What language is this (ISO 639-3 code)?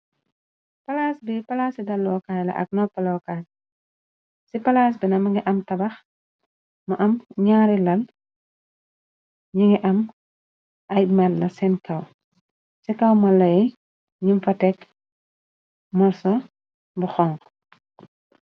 wol